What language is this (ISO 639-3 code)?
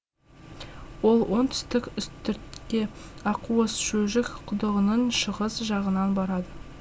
kaz